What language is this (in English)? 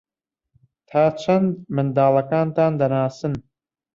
Central Kurdish